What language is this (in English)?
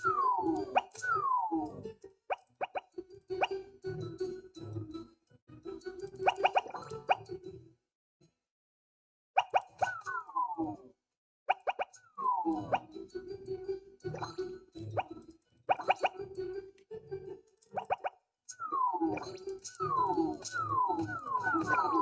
Spanish